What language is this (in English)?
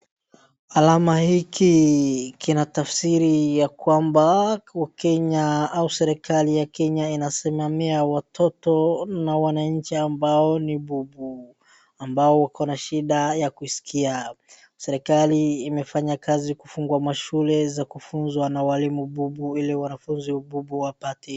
Swahili